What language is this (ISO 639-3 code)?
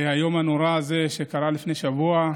heb